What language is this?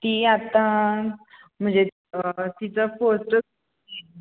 Marathi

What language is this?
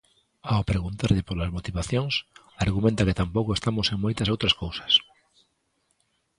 Galician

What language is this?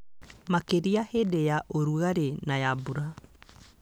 Kikuyu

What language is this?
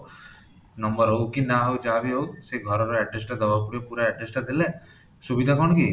Odia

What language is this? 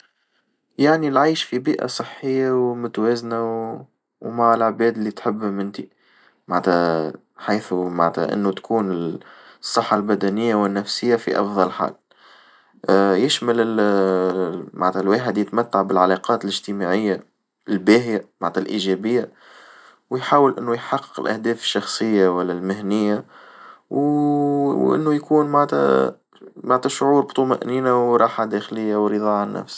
Tunisian Arabic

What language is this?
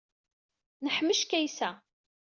Kabyle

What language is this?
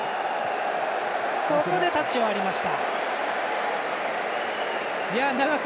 Japanese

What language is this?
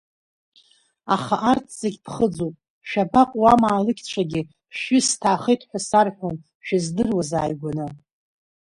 Abkhazian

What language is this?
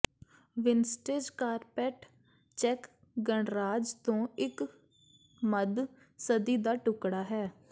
Punjabi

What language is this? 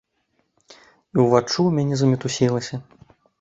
Belarusian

